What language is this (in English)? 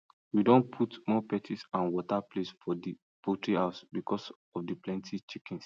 Nigerian Pidgin